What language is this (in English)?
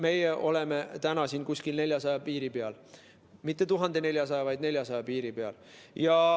Estonian